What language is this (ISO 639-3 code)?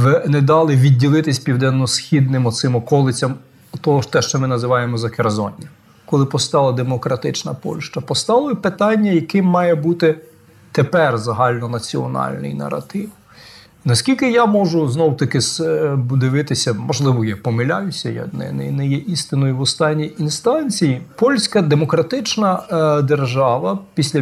ukr